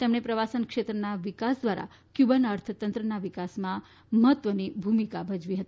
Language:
Gujarati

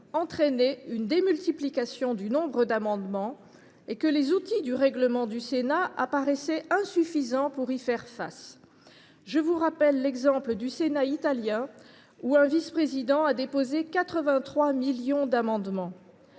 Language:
French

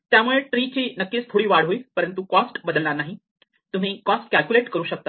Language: Marathi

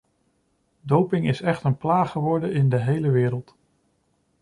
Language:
Dutch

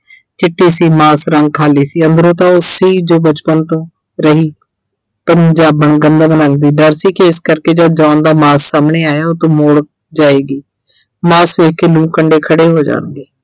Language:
Punjabi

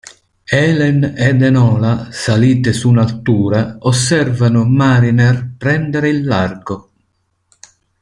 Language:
Italian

